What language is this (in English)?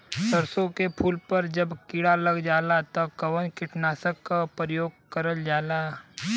Bhojpuri